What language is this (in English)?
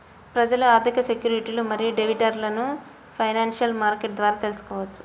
Telugu